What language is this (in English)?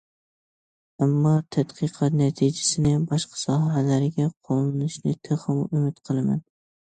Uyghur